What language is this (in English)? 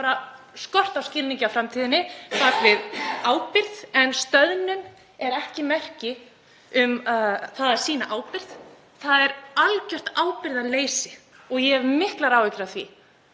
Icelandic